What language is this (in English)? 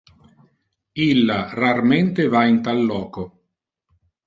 Interlingua